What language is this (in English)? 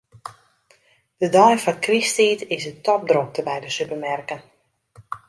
Western Frisian